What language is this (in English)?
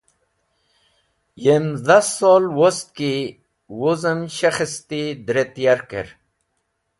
Wakhi